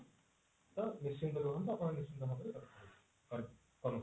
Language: Odia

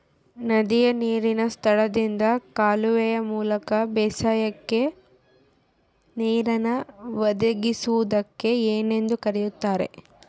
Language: Kannada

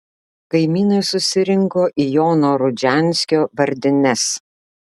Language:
Lithuanian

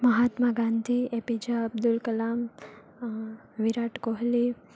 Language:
Gujarati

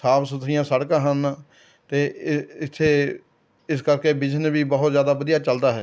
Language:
Punjabi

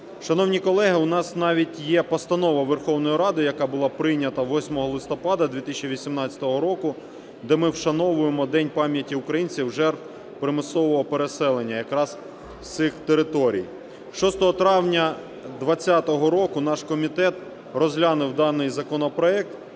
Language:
Ukrainian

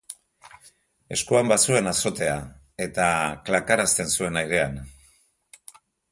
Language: Basque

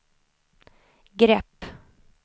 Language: Swedish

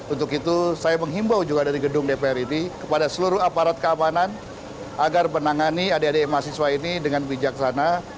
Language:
Indonesian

